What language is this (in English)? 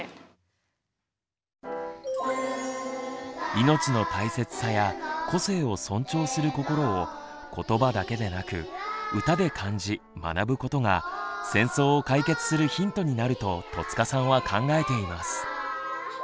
Japanese